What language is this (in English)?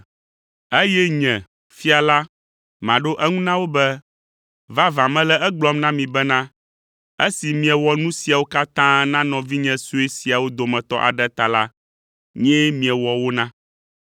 Ewe